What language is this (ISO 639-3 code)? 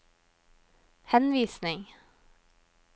nor